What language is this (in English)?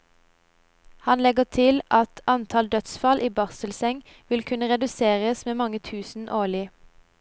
Norwegian